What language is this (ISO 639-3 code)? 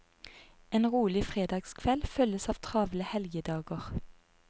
nor